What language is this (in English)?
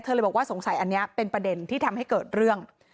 Thai